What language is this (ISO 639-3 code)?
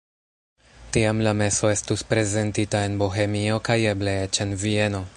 epo